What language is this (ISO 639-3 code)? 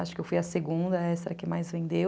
por